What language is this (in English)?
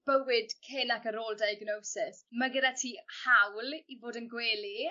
Welsh